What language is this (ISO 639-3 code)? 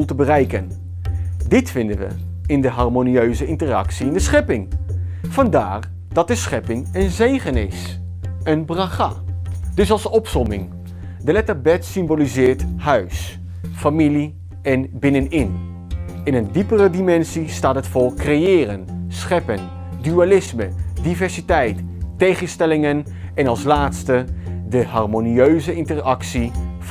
nld